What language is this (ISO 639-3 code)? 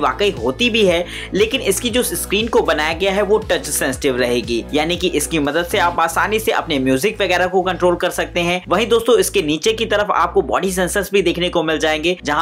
hin